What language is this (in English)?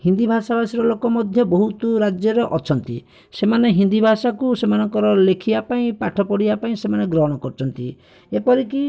Odia